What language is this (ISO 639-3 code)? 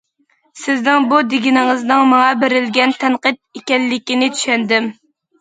uig